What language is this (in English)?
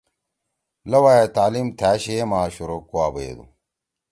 Torwali